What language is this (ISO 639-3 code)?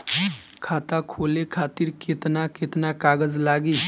bho